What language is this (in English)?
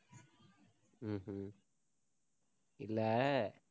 Tamil